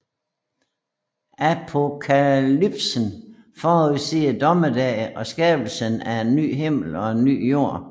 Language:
Danish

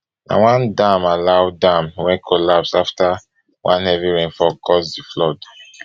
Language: Nigerian Pidgin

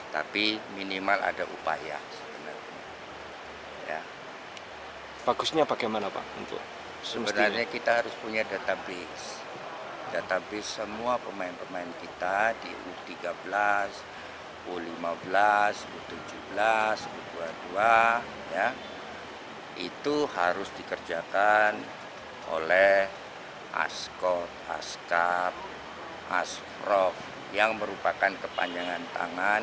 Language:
Indonesian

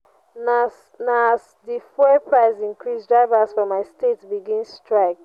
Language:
Nigerian Pidgin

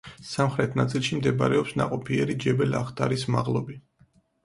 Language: Georgian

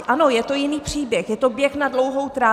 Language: Czech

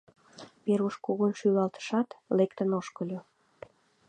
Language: Mari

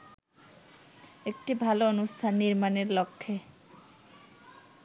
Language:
Bangla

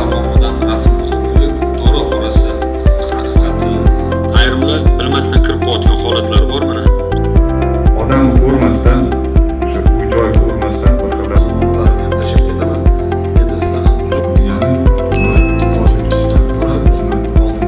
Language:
Romanian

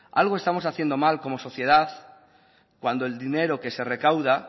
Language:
Spanish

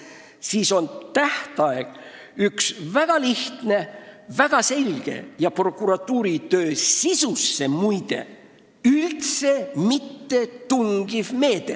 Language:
Estonian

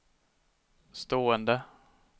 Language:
Swedish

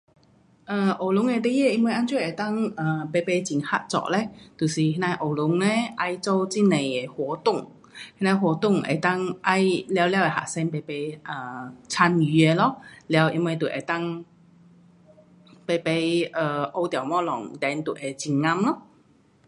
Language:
Pu-Xian Chinese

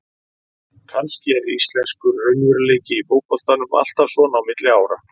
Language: Icelandic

